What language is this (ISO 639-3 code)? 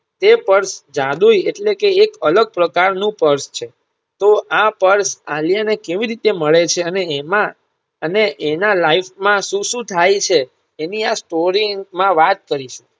guj